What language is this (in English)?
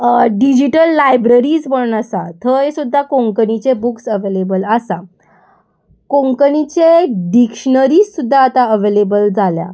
Konkani